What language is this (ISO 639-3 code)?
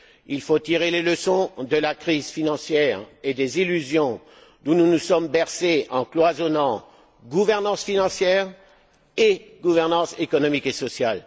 fra